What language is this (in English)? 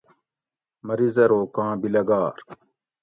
Gawri